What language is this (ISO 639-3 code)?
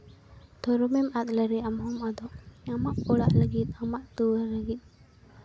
sat